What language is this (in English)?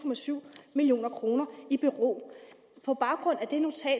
Danish